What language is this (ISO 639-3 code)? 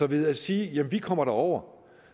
dan